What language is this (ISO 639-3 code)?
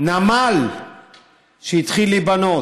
heb